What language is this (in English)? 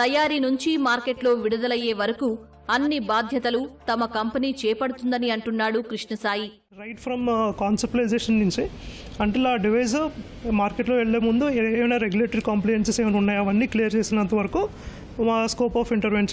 Telugu